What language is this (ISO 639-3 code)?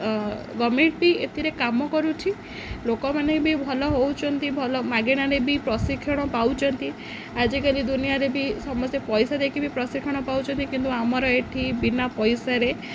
ori